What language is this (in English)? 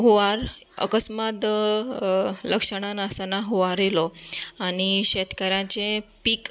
Konkani